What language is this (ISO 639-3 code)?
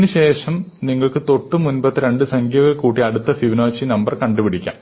mal